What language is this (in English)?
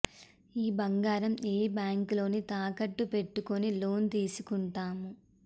Telugu